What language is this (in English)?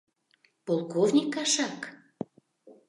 Mari